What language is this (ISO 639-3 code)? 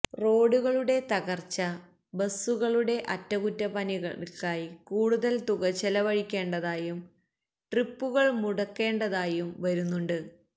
mal